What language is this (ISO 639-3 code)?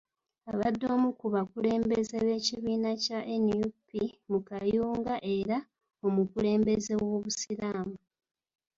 lug